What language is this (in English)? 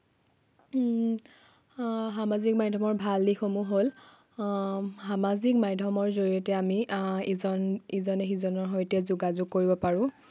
Assamese